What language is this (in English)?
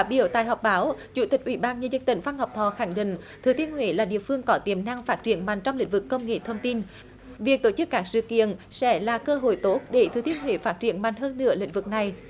Vietnamese